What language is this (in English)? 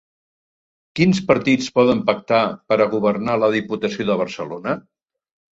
Catalan